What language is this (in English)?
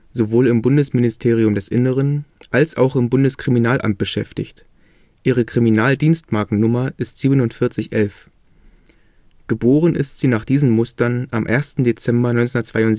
German